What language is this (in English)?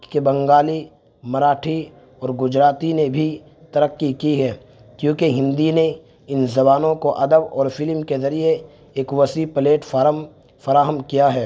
Urdu